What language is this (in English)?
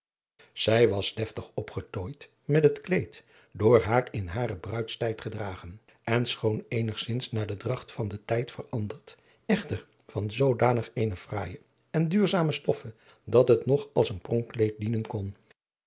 Dutch